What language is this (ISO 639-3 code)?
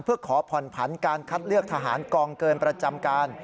tha